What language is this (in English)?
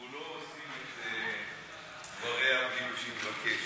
Hebrew